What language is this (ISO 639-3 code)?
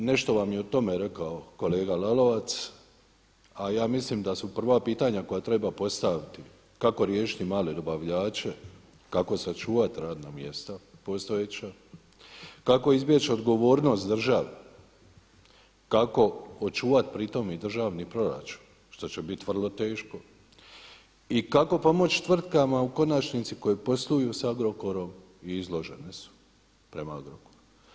hrv